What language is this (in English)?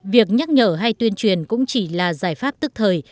Vietnamese